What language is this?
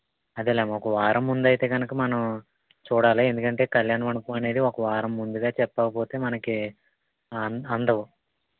Telugu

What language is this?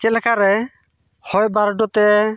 Santali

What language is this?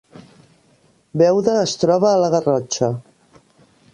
Catalan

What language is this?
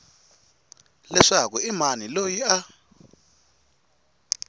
Tsonga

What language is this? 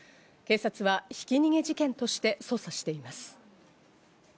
Japanese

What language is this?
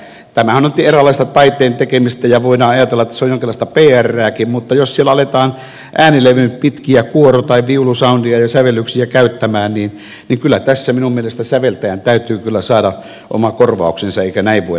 Finnish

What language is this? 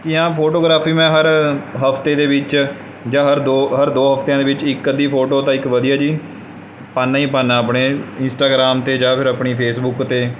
Punjabi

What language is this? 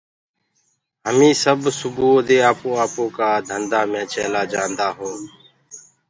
Gurgula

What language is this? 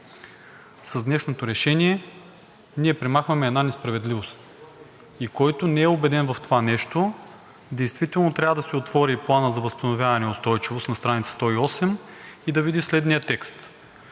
Bulgarian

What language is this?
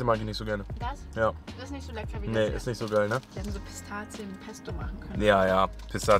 German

